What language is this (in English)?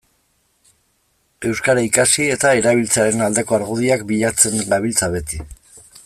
Basque